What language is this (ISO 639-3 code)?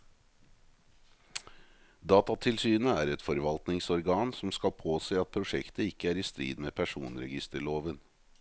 nor